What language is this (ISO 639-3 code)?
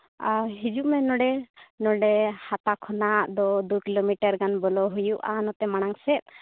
sat